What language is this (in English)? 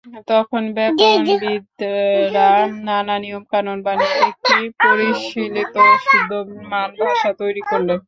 Bangla